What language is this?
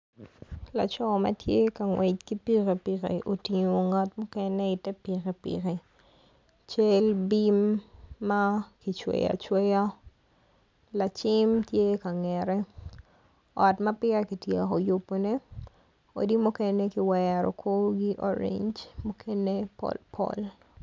Acoli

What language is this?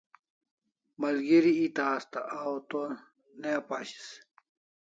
Kalasha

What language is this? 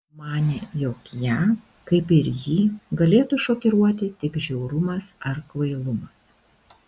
Lithuanian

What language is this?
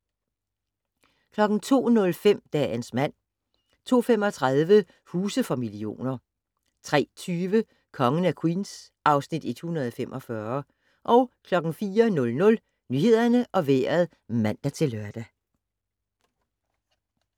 Danish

